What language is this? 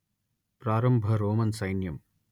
Telugu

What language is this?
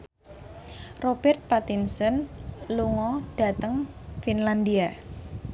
Javanese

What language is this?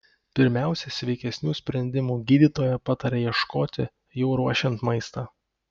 Lithuanian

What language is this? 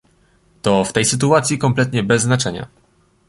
Polish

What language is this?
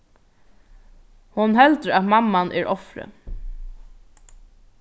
Faroese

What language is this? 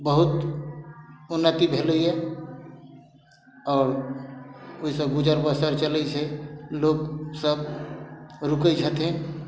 Maithili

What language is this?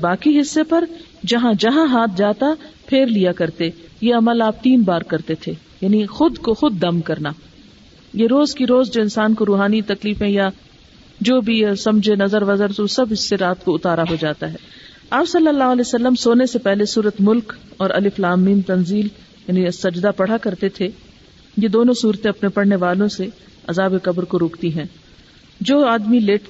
Urdu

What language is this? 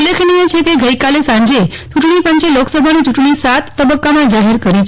Gujarati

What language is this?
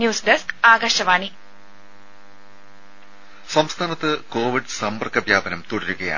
Malayalam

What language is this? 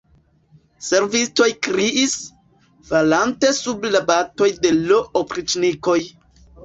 Esperanto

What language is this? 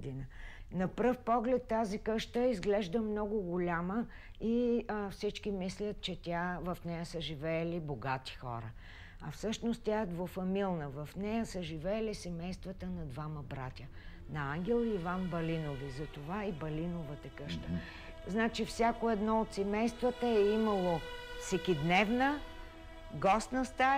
Bulgarian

